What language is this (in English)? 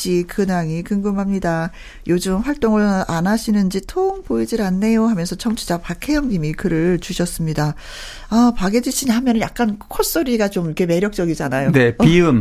Korean